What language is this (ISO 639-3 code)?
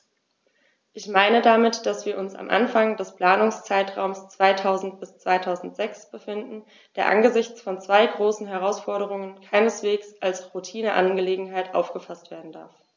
deu